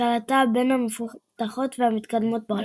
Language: Hebrew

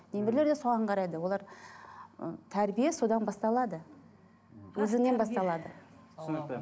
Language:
Kazakh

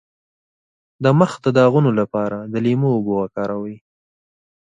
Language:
Pashto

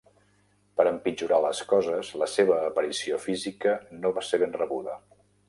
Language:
Catalan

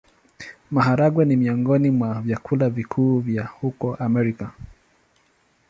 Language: Swahili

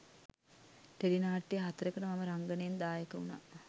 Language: Sinhala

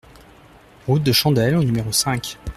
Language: French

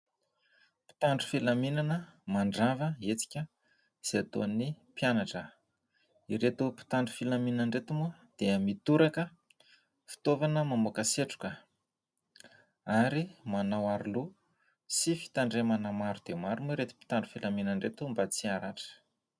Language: Malagasy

